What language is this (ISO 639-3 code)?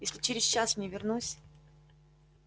rus